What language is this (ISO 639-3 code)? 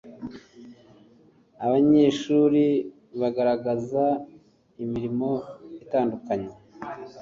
kin